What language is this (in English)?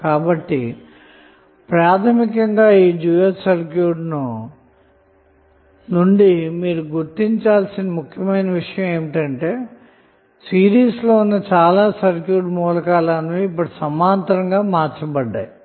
Telugu